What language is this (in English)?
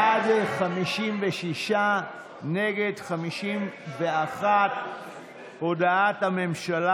Hebrew